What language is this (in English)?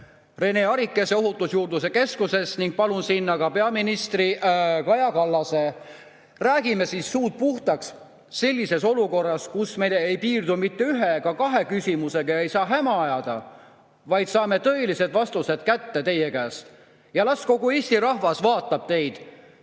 Estonian